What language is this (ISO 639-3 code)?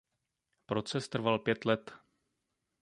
ces